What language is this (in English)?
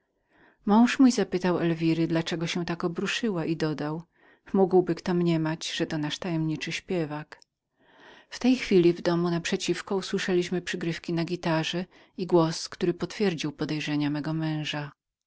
Polish